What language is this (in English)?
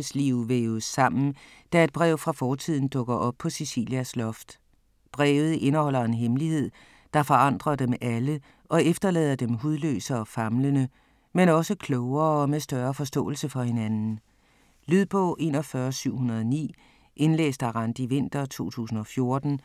Danish